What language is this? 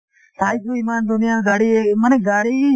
Assamese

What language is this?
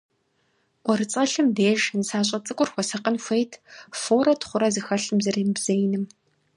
Kabardian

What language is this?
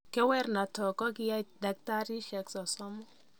Kalenjin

